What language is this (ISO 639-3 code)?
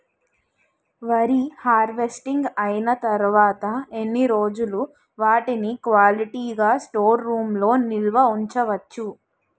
tel